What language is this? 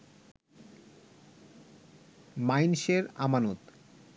Bangla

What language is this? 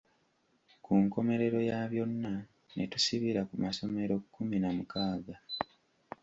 Ganda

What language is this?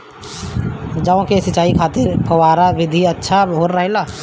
Bhojpuri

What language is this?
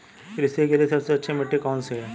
Hindi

